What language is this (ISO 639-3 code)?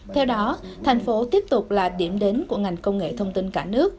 vie